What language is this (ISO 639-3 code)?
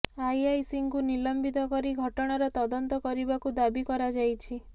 ori